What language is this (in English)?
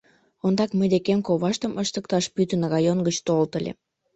Mari